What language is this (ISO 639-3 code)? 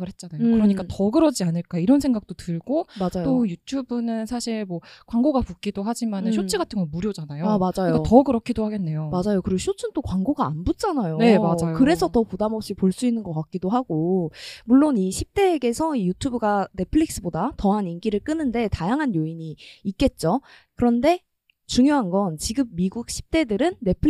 kor